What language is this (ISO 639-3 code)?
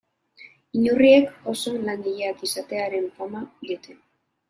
eus